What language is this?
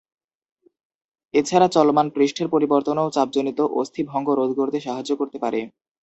Bangla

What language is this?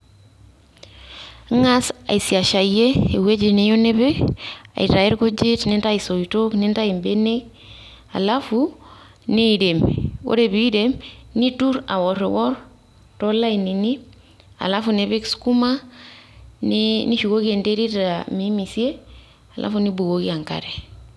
Masai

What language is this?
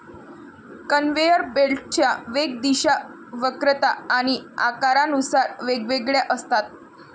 Marathi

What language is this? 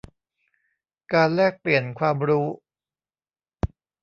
Thai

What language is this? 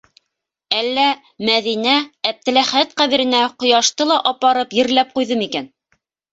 Bashkir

